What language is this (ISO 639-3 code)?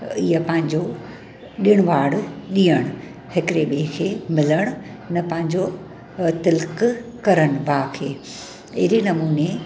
snd